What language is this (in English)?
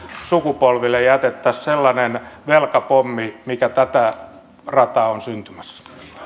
Finnish